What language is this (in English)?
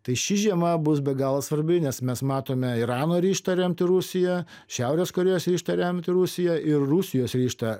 Lithuanian